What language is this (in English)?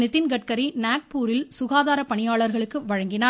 Tamil